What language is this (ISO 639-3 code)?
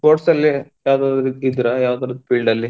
kan